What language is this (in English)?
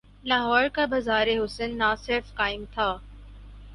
Urdu